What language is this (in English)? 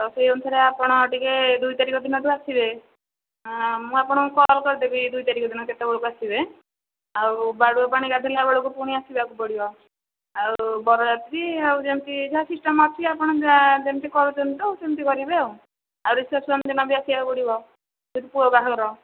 Odia